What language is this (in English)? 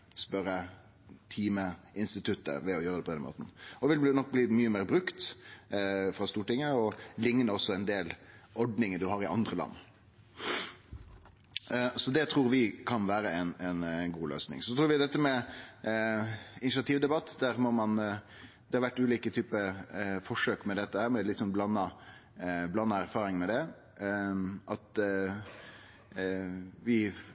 Norwegian Nynorsk